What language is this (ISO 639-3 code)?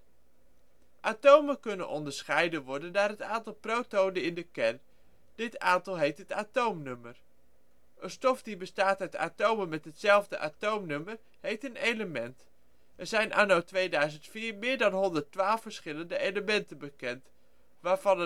nld